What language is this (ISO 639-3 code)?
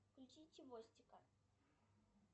rus